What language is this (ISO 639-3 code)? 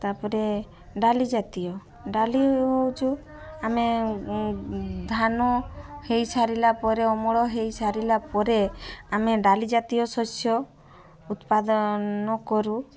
ori